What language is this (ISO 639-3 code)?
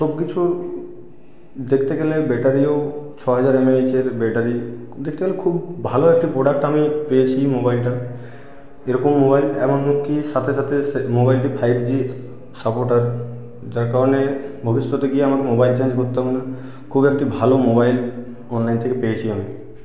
ben